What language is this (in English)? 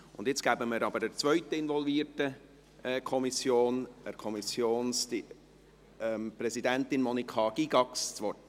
Swiss German